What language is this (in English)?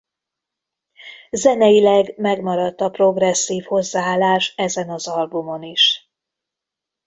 Hungarian